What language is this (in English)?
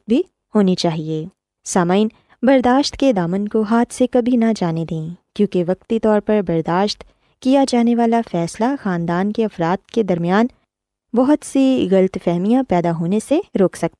Urdu